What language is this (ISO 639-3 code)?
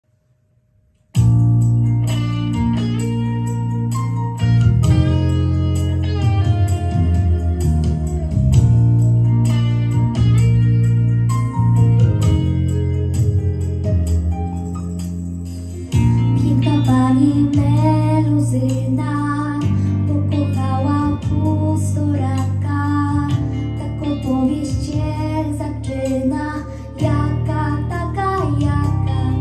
pol